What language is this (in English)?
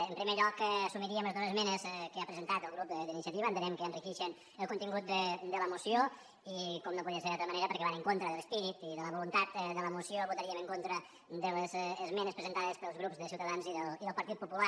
Catalan